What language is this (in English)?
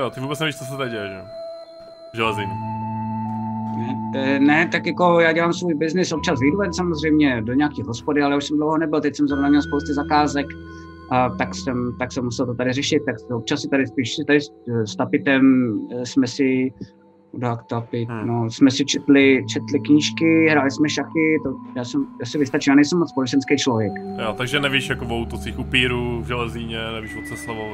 Czech